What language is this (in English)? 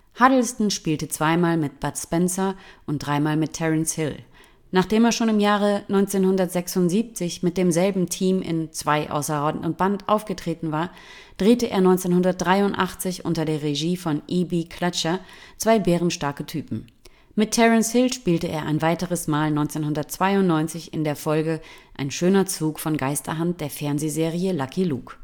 German